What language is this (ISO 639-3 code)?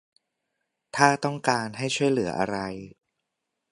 tha